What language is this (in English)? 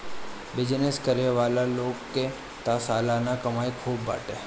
Bhojpuri